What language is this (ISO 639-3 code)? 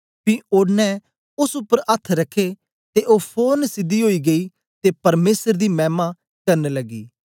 doi